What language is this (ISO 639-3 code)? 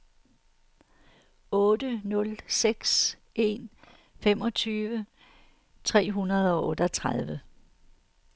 dan